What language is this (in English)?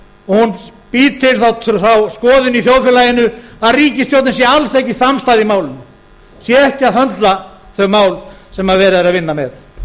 Icelandic